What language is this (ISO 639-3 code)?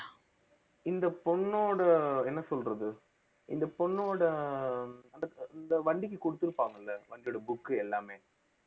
tam